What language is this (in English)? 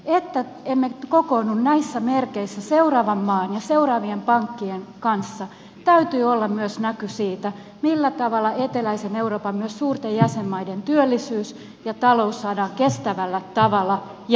Finnish